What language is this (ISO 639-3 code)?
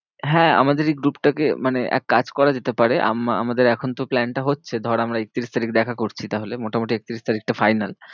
ben